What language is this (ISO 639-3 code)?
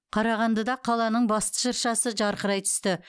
kaz